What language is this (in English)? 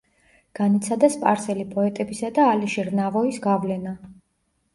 Georgian